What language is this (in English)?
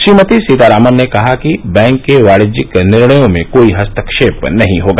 Hindi